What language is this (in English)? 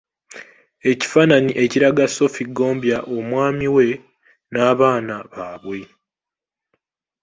Ganda